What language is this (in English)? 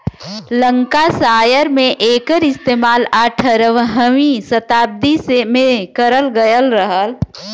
Bhojpuri